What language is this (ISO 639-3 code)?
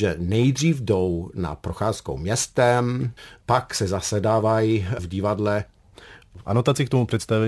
ces